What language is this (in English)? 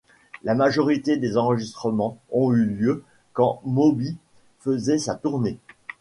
French